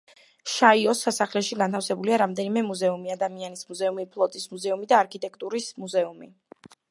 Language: Georgian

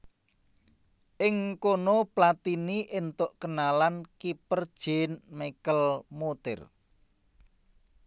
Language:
Javanese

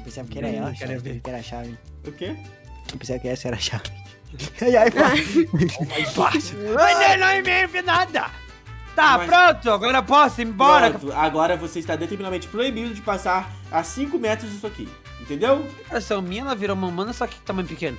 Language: Portuguese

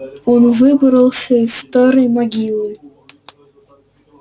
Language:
Russian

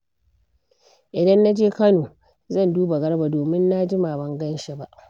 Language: Hausa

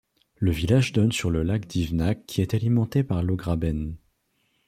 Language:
French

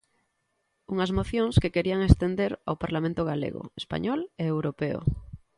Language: Galician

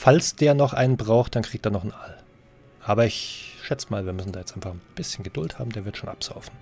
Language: German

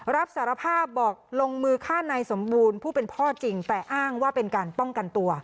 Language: Thai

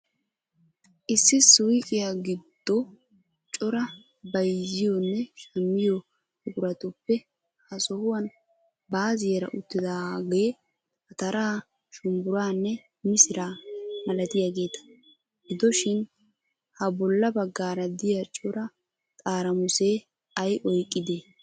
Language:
Wolaytta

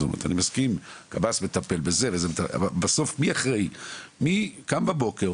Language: Hebrew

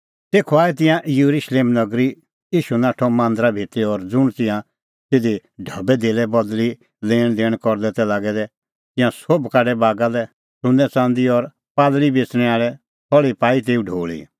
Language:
Kullu Pahari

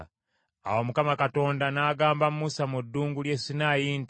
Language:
Ganda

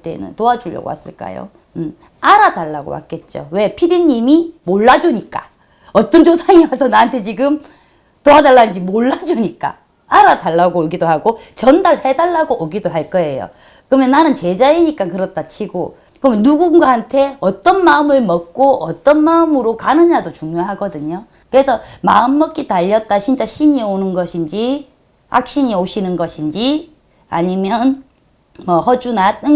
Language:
Korean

